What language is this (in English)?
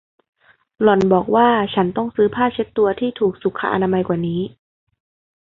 Thai